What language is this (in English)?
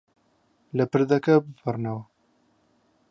Central Kurdish